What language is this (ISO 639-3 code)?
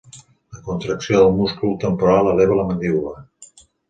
cat